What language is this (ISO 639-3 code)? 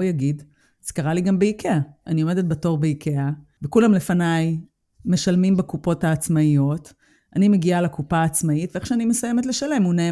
heb